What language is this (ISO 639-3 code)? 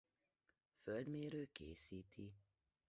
hun